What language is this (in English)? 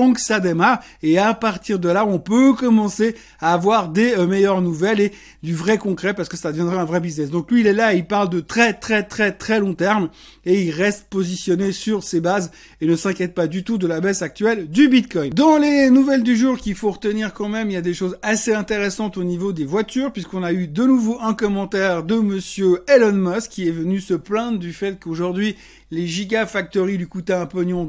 French